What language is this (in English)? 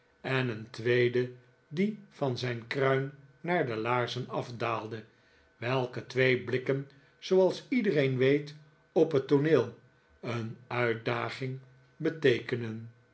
Dutch